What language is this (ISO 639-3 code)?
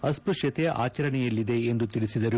kan